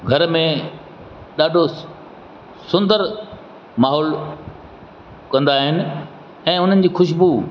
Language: Sindhi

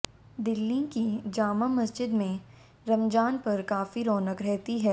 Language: Hindi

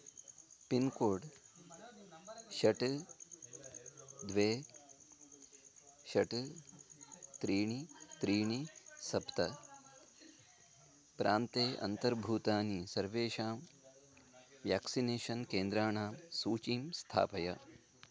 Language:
Sanskrit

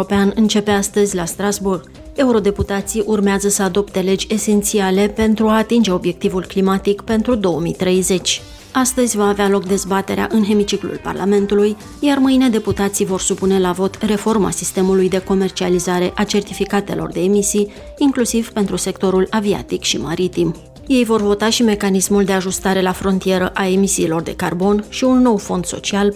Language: Romanian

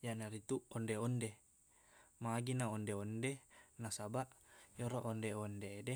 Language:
Buginese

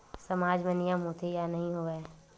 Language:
Chhattisgarhi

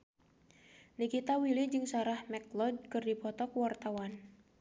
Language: Sundanese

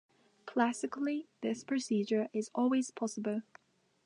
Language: English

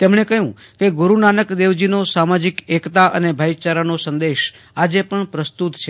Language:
Gujarati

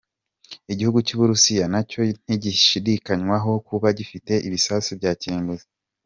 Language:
Kinyarwanda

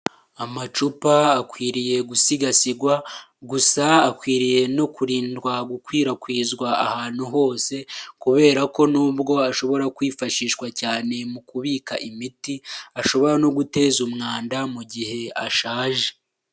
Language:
Kinyarwanda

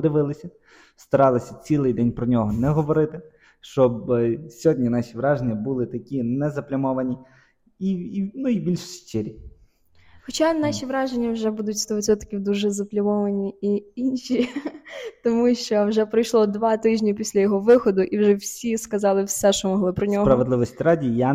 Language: Ukrainian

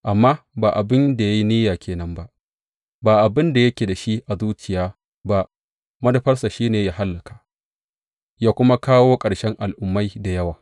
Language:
Hausa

